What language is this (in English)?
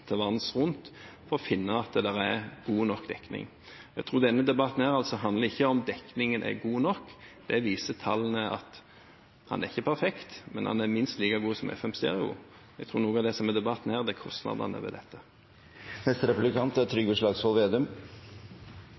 Norwegian